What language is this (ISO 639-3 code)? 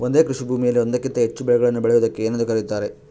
kan